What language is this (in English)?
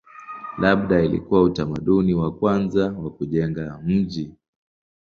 Swahili